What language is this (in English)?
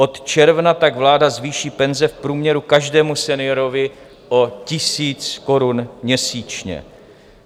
Czech